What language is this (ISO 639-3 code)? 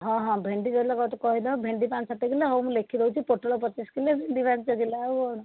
ori